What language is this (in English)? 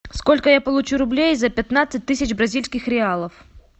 Russian